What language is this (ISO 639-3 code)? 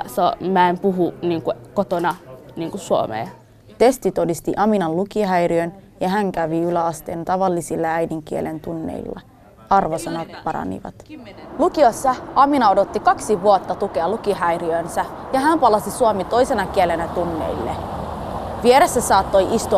fin